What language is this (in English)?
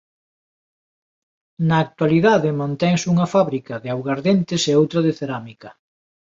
Galician